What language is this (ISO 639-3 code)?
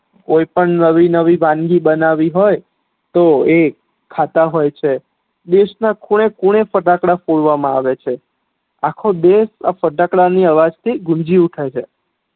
guj